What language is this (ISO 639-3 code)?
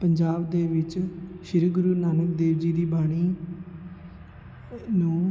pan